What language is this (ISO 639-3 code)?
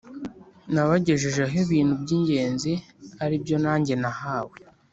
kin